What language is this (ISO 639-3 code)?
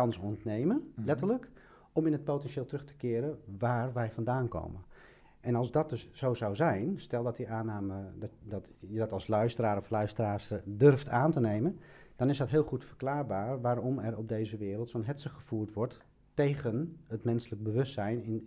nld